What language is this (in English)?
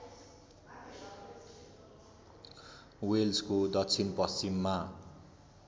Nepali